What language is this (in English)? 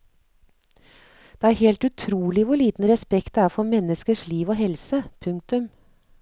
Norwegian